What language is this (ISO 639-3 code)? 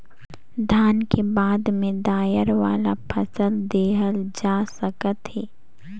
hne